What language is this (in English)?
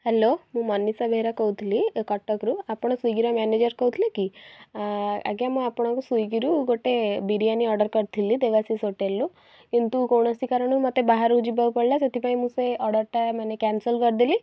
Odia